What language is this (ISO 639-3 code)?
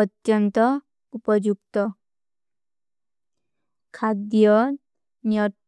uki